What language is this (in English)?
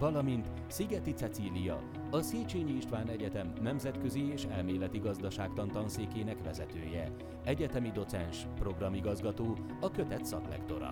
Hungarian